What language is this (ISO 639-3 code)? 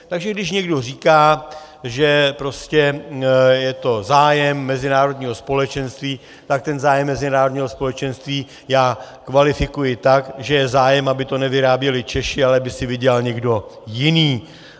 ces